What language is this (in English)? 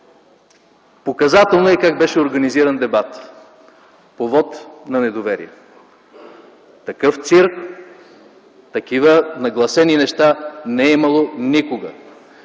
Bulgarian